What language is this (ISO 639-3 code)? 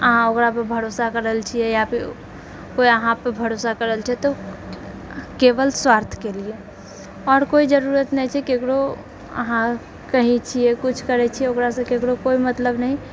mai